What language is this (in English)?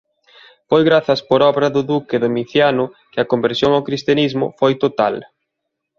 Galician